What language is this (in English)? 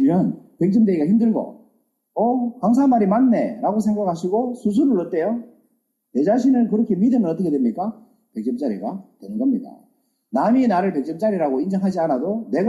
Korean